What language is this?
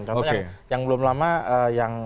Indonesian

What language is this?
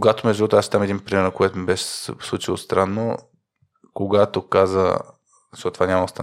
Bulgarian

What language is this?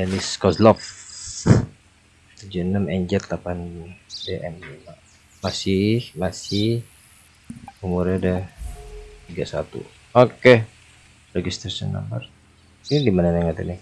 Indonesian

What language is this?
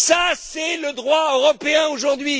French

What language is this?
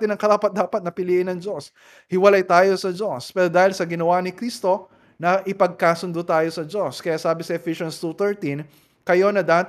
Filipino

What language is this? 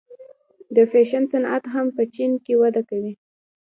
Pashto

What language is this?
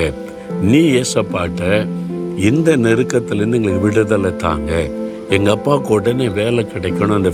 Tamil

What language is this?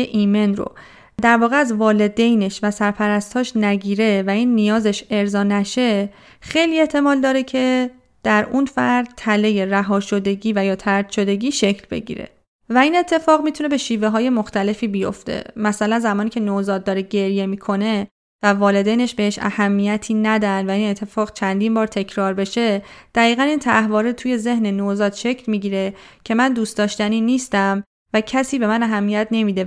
Persian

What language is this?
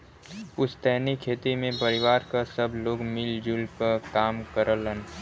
Bhojpuri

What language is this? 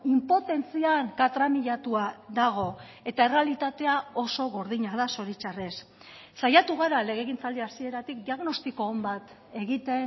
Basque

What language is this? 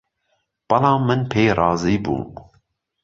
Central Kurdish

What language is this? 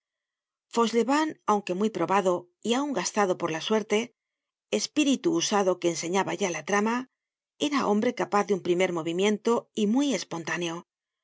Spanish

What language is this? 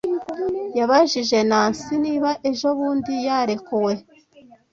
Kinyarwanda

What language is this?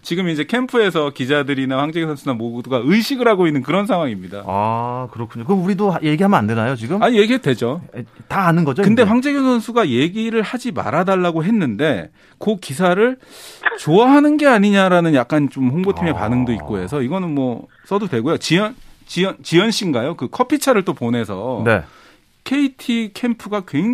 Korean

